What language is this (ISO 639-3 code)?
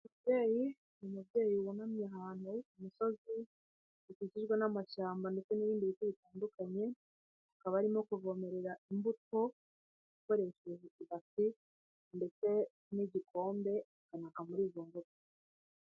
kin